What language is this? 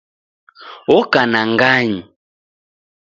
Taita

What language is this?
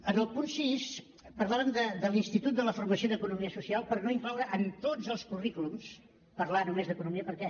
Catalan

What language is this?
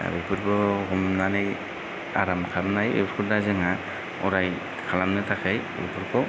Bodo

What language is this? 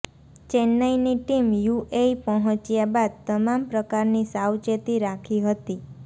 Gujarati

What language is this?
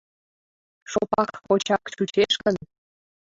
Mari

